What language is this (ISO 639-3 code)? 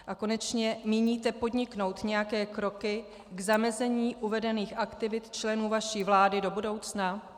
ces